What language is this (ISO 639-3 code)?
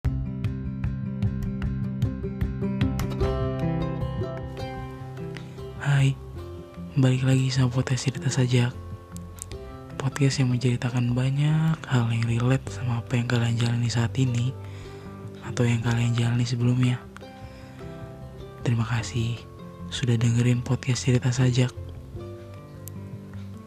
ind